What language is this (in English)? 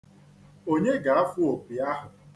Igbo